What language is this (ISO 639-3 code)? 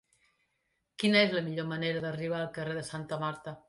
cat